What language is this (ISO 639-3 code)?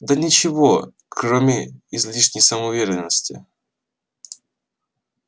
rus